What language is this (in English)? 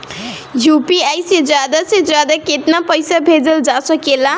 Bhojpuri